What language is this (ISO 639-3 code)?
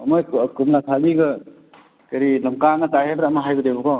mni